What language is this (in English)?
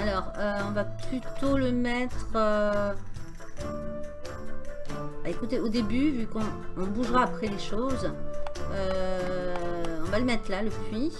French